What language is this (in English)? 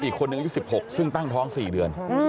Thai